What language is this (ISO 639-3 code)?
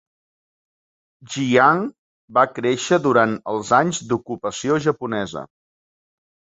cat